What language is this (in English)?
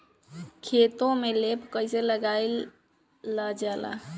Bhojpuri